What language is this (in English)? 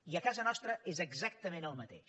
Catalan